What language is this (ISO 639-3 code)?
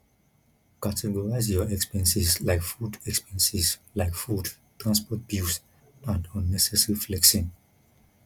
pcm